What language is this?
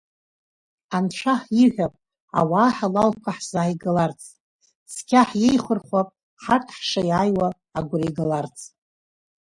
Abkhazian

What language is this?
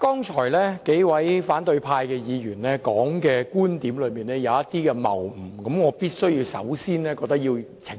Cantonese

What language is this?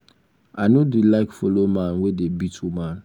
Nigerian Pidgin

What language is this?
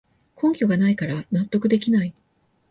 Japanese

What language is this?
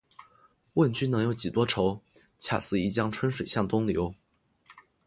Chinese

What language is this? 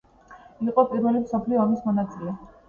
Georgian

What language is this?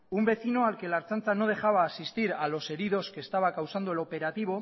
Spanish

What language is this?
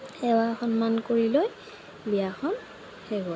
Assamese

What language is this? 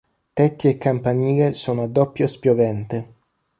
Italian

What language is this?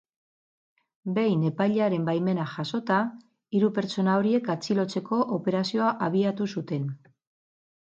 Basque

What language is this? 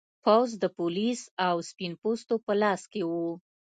Pashto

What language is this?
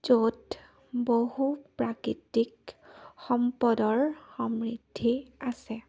Assamese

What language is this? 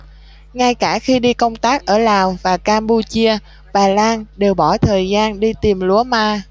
Vietnamese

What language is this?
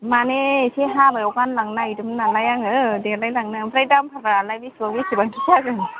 Bodo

